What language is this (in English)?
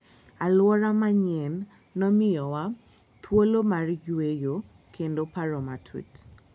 Luo (Kenya and Tanzania)